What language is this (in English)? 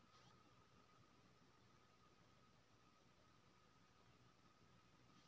Maithili